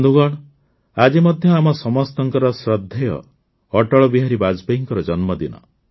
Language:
Odia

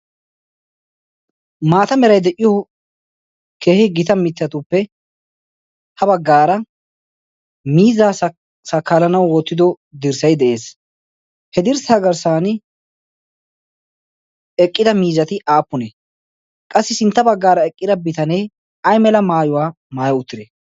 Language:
Wolaytta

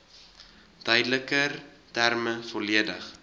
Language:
Afrikaans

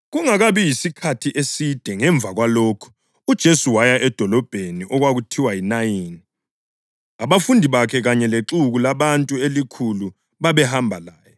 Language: North Ndebele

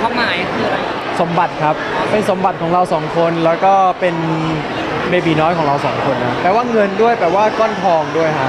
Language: Thai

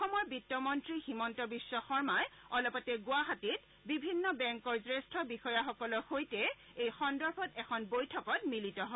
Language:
Assamese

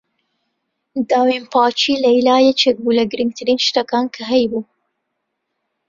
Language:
Central Kurdish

